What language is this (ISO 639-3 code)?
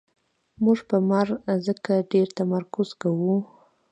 pus